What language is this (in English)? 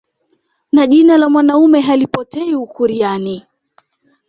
Swahili